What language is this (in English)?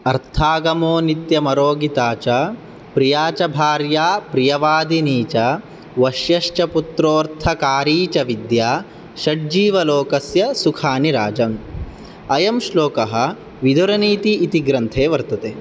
Sanskrit